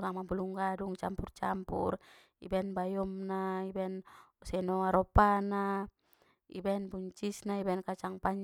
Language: Batak Mandailing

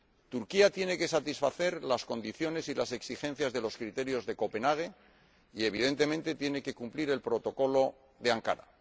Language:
Spanish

